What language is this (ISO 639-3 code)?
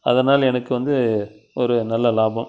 tam